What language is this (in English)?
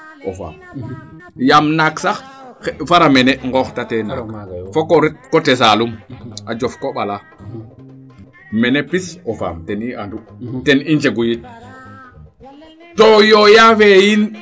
Serer